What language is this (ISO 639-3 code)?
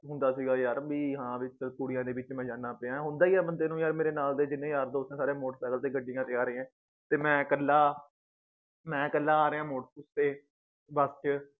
pan